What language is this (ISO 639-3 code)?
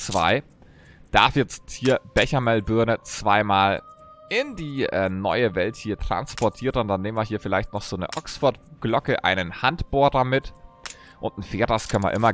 deu